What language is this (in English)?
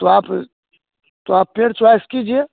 Hindi